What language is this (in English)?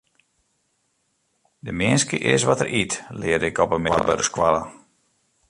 Western Frisian